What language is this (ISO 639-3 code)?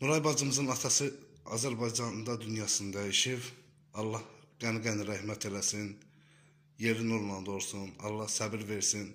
tur